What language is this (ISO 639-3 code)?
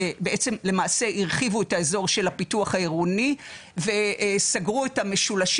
heb